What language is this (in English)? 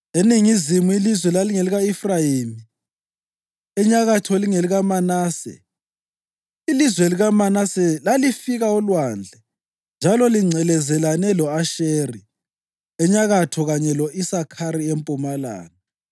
North Ndebele